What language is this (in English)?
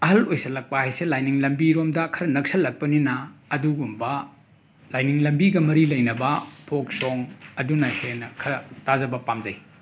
Manipuri